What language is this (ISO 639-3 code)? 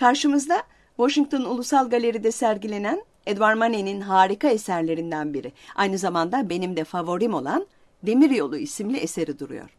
tur